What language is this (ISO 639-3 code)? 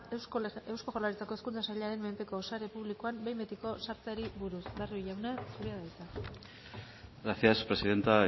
eus